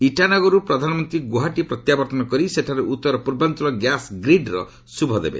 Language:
Odia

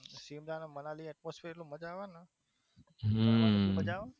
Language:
Gujarati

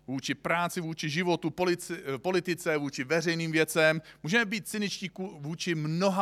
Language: Czech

